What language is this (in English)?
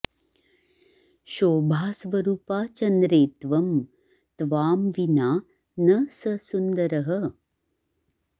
Sanskrit